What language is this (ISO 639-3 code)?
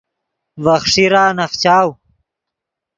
ydg